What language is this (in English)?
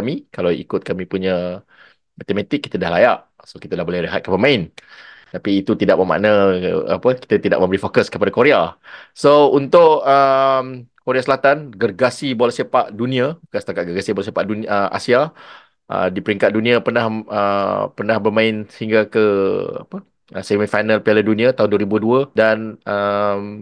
Malay